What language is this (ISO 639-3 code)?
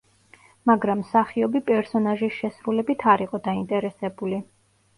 kat